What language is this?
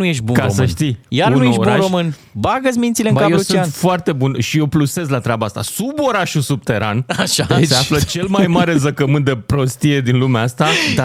Romanian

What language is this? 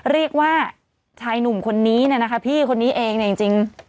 Thai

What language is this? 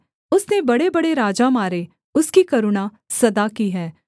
Hindi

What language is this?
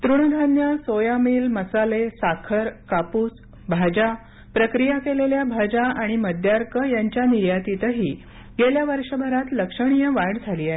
Marathi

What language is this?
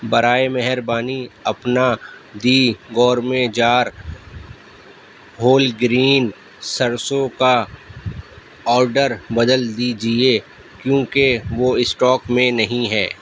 Urdu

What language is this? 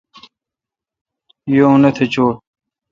Kalkoti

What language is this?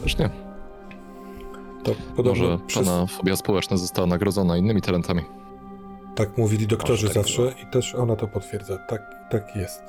Polish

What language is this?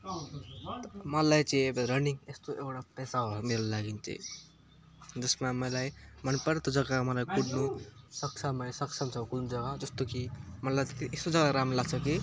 Nepali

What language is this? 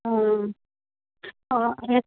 Assamese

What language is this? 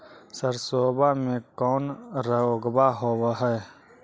Magahi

